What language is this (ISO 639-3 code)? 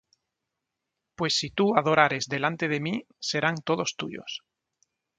spa